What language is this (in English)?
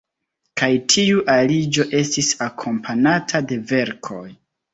Esperanto